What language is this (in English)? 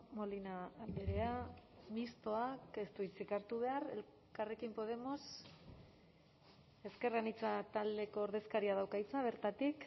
Basque